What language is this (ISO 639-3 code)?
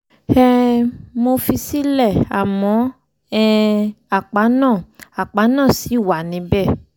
yor